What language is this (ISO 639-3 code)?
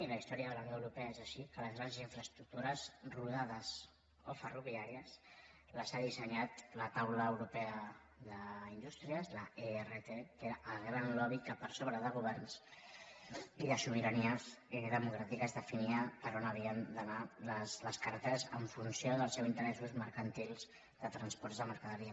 cat